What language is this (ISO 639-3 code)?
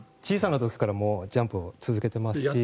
jpn